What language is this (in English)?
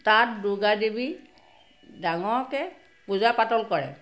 Assamese